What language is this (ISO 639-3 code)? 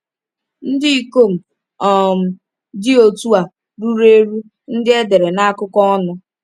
ibo